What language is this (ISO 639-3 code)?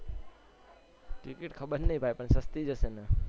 guj